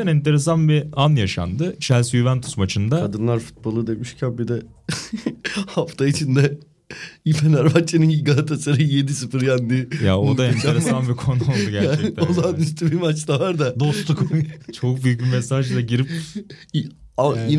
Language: Turkish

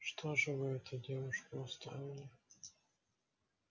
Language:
Russian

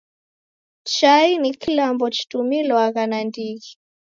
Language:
Taita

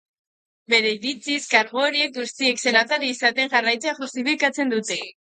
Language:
Basque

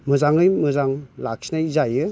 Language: Bodo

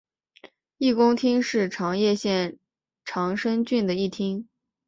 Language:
Chinese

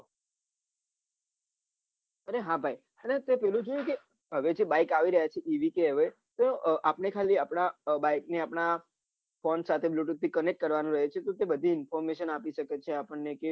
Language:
Gujarati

